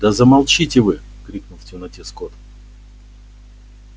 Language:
Russian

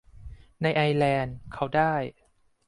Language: Thai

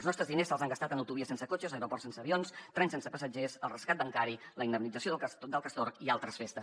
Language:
Catalan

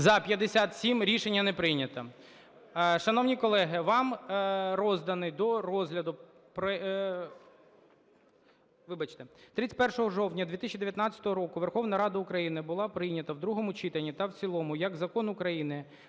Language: Ukrainian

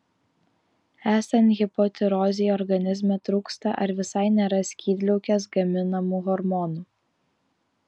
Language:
Lithuanian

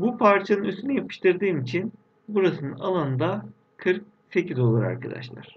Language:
Turkish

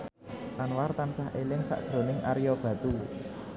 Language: Javanese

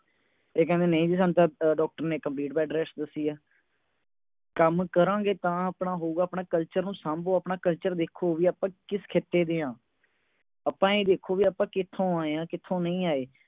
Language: Punjabi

